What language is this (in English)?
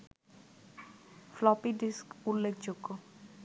Bangla